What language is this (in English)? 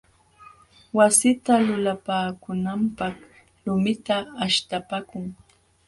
Jauja Wanca Quechua